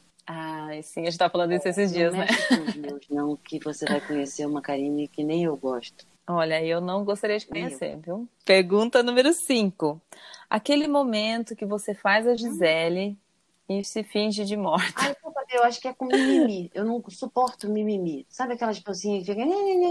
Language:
Portuguese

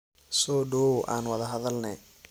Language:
Somali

